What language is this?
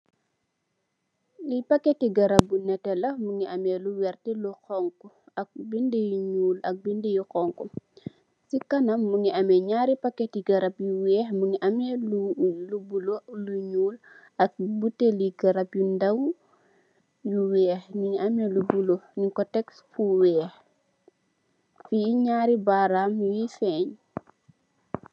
Wolof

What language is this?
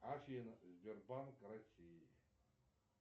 Russian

